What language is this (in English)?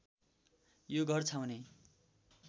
Nepali